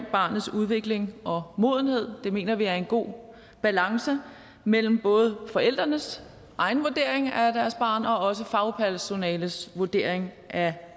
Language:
Danish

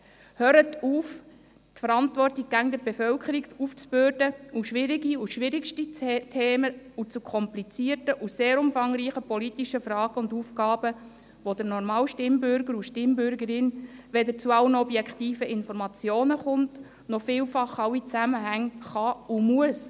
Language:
Swiss German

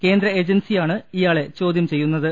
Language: Malayalam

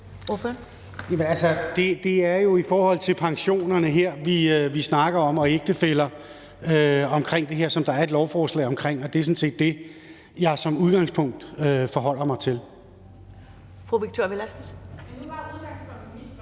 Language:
Danish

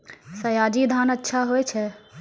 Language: Maithili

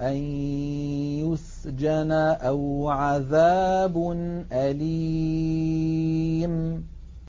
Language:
Arabic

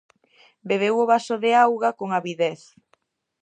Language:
Galician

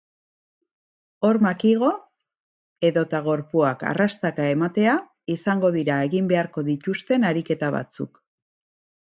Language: Basque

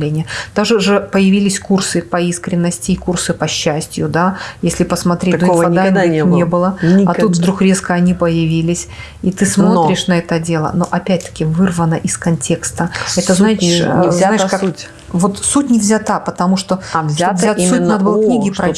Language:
Russian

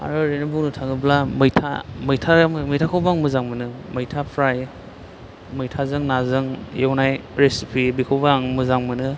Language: Bodo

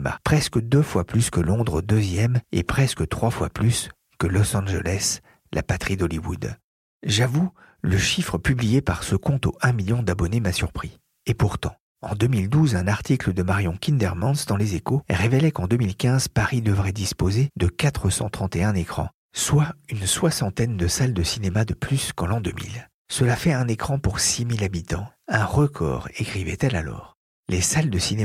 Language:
French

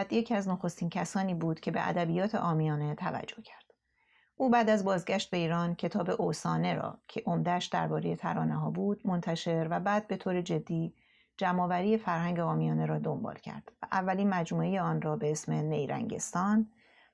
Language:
Persian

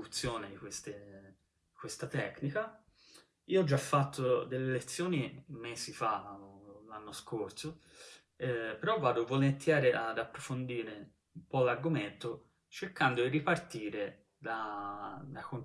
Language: Italian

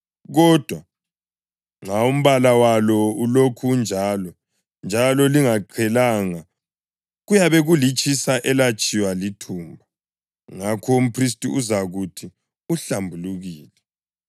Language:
North Ndebele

